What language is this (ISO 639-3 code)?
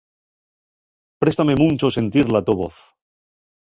ast